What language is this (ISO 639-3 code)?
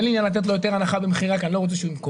heb